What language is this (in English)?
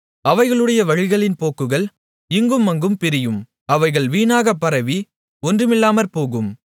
Tamil